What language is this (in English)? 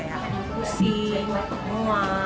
Indonesian